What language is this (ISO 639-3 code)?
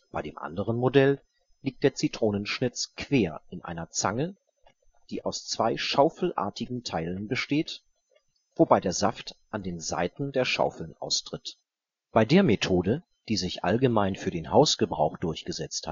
deu